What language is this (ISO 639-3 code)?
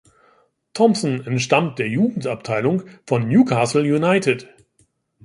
deu